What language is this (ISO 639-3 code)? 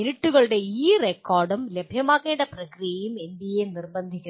mal